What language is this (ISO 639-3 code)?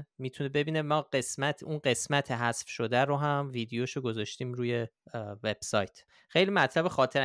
fas